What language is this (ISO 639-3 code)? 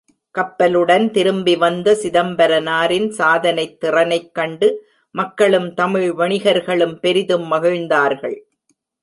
tam